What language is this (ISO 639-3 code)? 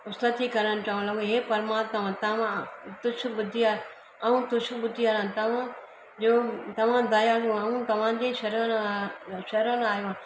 snd